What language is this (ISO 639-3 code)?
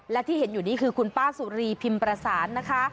tha